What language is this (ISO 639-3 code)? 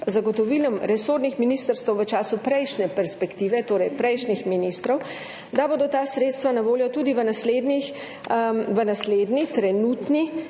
slv